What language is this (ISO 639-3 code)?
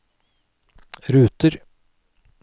nor